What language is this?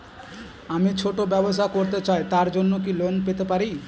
Bangla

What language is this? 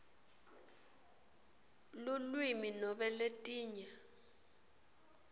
Swati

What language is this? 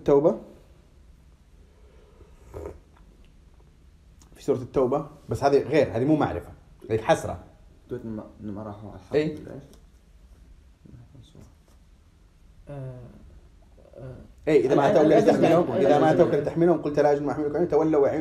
Arabic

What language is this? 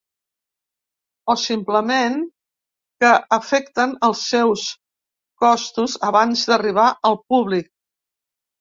Catalan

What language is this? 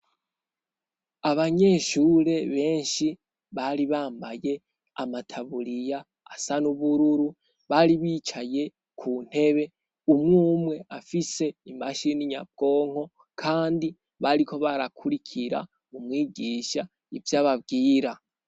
Rundi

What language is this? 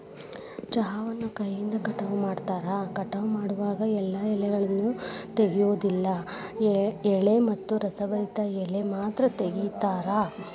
Kannada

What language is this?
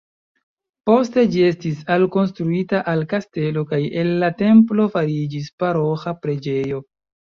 Esperanto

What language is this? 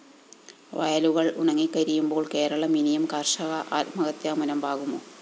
Malayalam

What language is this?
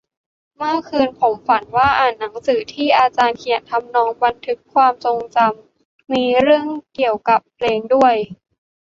Thai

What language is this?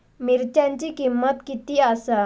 Marathi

